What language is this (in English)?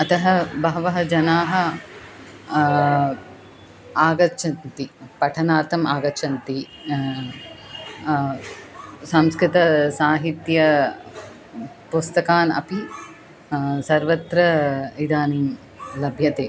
Sanskrit